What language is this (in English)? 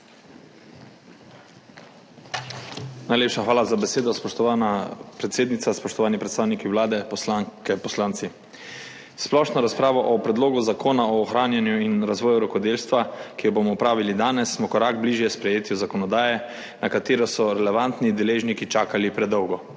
Slovenian